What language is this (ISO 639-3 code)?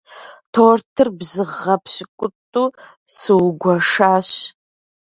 kbd